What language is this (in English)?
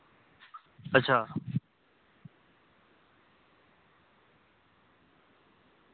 Dogri